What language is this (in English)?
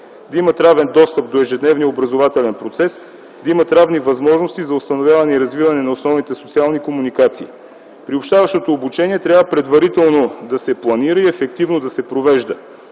Bulgarian